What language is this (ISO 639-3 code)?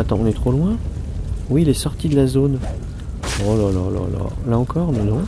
fra